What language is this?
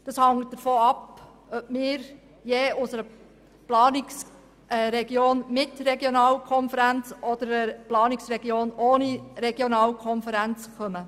Swiss German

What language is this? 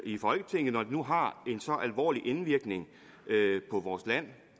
Danish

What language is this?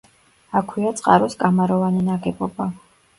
Georgian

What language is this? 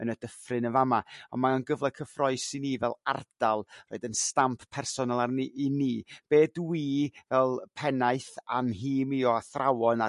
Welsh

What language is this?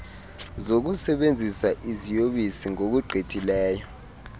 Xhosa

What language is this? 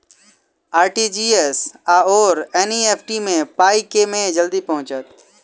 Maithili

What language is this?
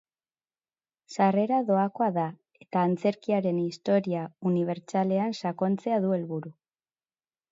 Basque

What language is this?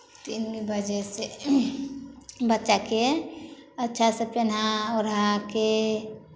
Maithili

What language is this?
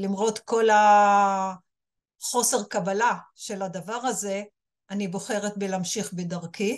Hebrew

